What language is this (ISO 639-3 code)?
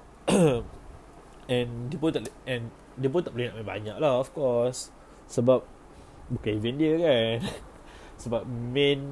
msa